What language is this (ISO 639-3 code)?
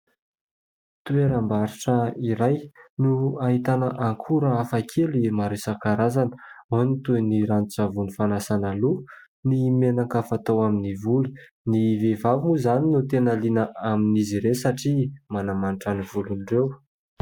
mlg